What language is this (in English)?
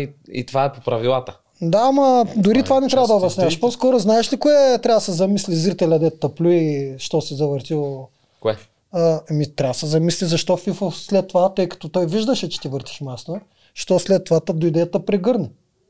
Bulgarian